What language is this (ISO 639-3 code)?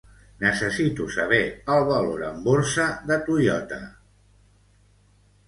cat